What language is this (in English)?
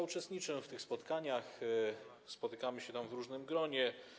Polish